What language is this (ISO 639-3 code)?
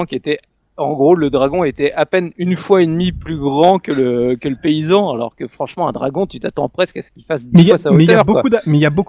fra